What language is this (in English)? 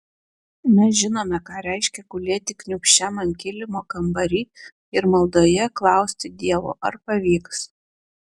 Lithuanian